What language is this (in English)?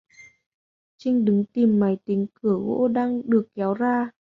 Vietnamese